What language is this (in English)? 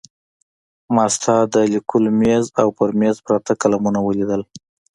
Pashto